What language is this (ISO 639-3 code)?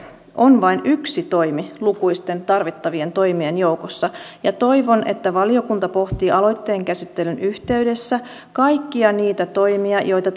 fin